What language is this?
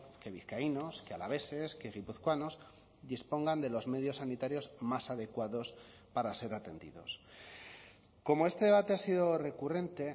Spanish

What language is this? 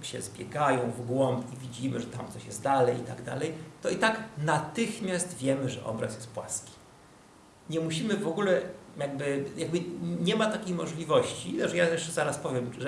Polish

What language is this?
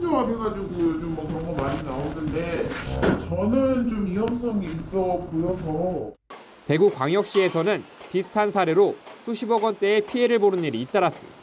Korean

